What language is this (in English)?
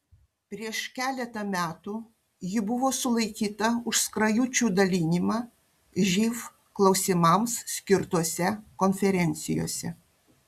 Lithuanian